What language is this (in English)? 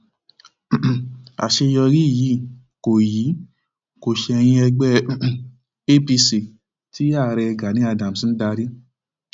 Yoruba